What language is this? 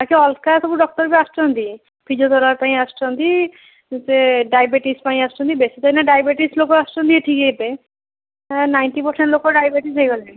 Odia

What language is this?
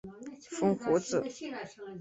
Chinese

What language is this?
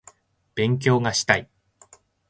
Japanese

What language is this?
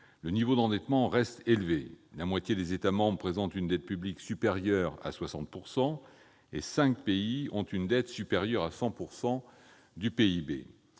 French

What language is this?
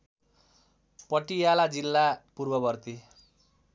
Nepali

